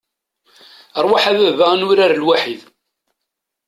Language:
Kabyle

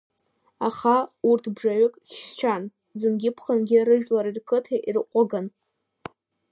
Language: Abkhazian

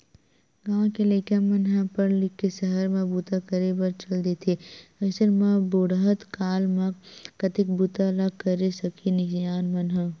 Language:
Chhattisgarhi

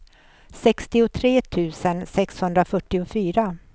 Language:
Swedish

